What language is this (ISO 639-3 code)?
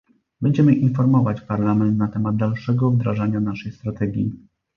pol